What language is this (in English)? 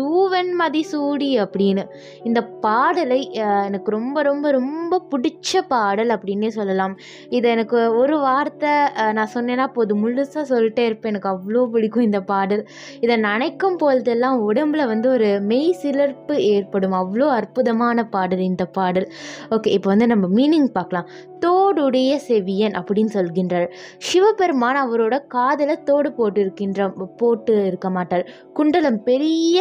Tamil